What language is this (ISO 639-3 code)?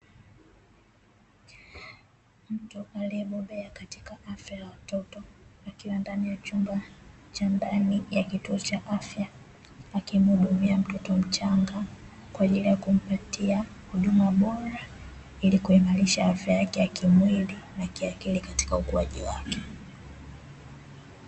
swa